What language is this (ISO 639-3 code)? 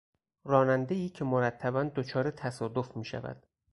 fas